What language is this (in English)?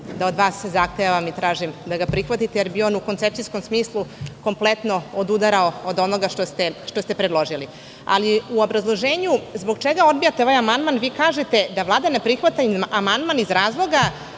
Serbian